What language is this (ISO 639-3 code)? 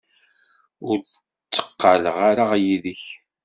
kab